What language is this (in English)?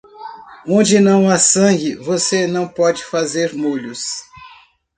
Portuguese